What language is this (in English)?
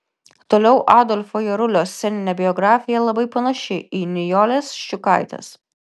Lithuanian